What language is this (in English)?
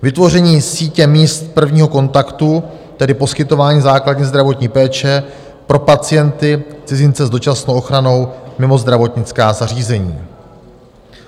Czech